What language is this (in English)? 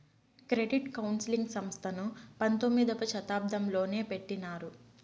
Telugu